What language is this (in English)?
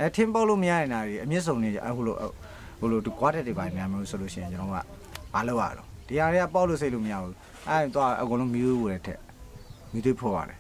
Thai